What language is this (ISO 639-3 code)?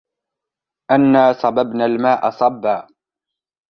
ara